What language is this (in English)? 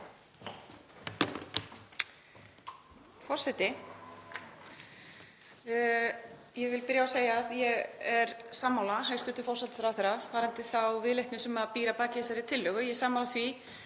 Icelandic